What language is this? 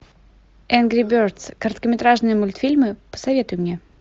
Russian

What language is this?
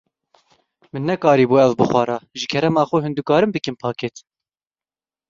Kurdish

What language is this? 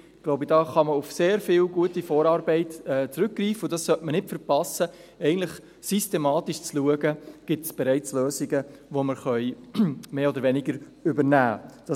Swiss German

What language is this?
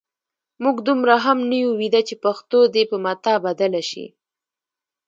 Pashto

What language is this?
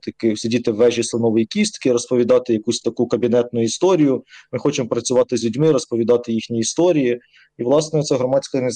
Ukrainian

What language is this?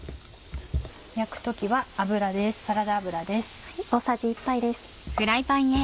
Japanese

